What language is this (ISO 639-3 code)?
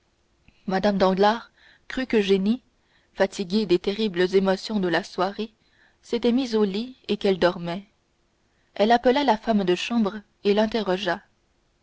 fra